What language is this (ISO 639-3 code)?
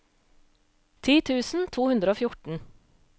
nor